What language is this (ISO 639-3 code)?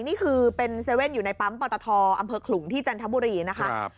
tha